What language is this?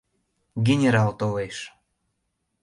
Mari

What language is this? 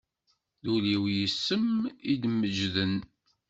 Kabyle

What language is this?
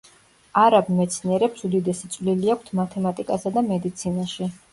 Georgian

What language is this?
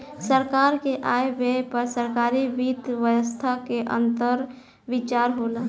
Bhojpuri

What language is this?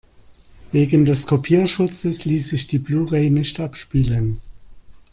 German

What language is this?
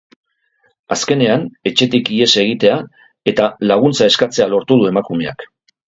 Basque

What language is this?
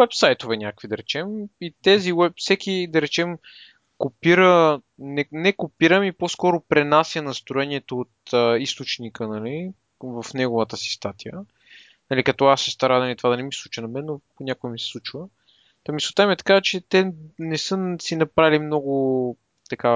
Bulgarian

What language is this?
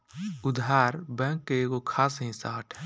Bhojpuri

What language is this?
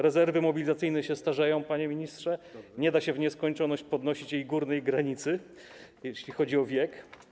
Polish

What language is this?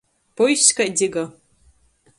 Latgalian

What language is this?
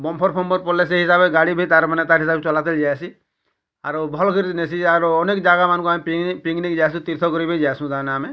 Odia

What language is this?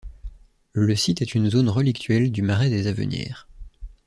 French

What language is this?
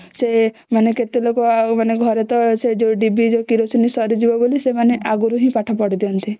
Odia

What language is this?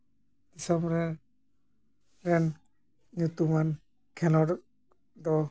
Santali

